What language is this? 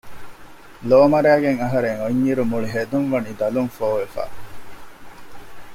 Divehi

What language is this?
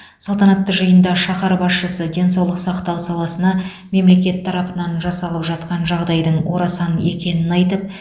Kazakh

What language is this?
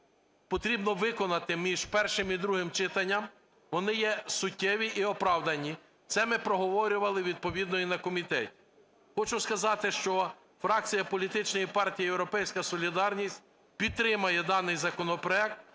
Ukrainian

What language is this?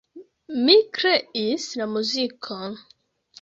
Esperanto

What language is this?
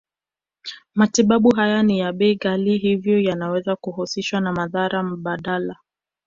Swahili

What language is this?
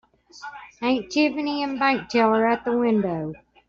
English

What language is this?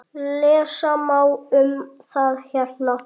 Icelandic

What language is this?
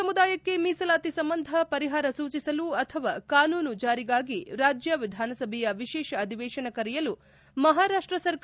Kannada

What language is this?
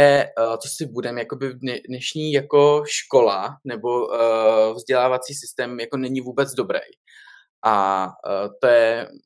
Czech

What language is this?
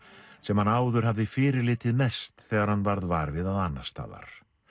Icelandic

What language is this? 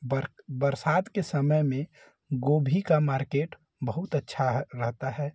Hindi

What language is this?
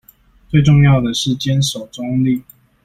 Chinese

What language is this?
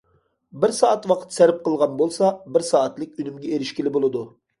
Uyghur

